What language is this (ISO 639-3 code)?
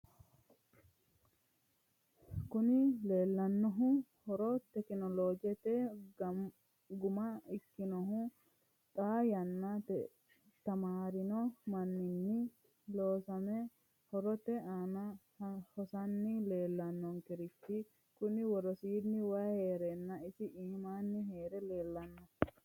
sid